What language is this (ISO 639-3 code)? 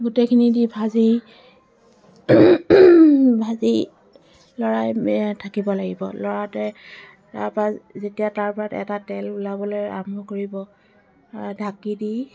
asm